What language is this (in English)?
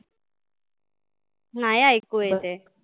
Marathi